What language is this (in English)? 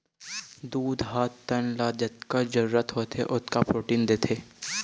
Chhattisgarhi